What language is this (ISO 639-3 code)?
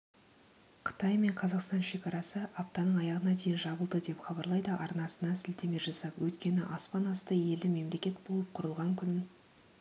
kaz